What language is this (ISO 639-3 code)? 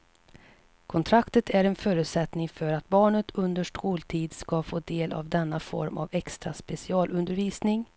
swe